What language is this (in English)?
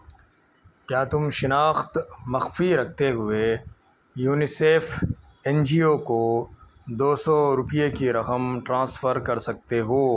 Urdu